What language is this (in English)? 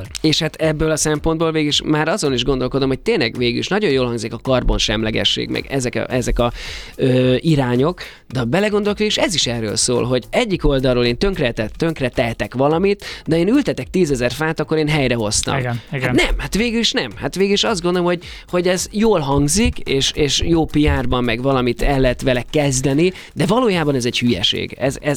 Hungarian